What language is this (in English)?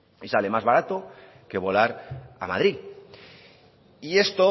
Spanish